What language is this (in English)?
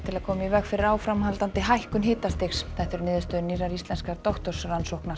Icelandic